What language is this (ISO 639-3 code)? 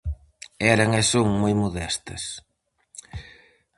glg